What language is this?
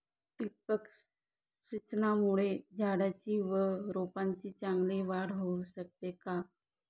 Marathi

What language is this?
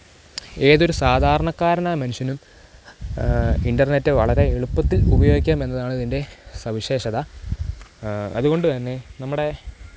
Malayalam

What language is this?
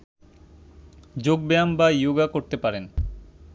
Bangla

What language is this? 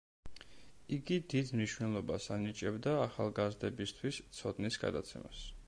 Georgian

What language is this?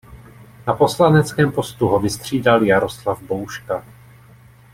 Czech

